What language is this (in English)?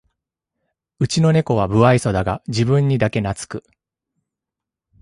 Japanese